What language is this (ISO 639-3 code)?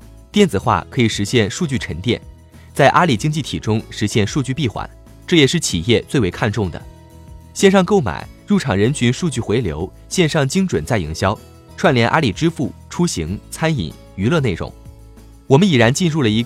zho